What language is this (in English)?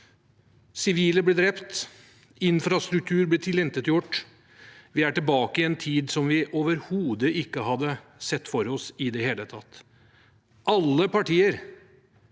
Norwegian